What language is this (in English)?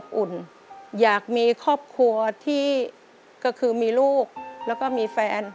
Thai